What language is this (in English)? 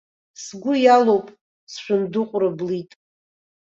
Abkhazian